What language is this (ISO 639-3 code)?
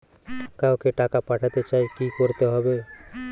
ben